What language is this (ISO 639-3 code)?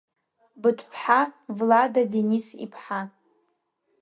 abk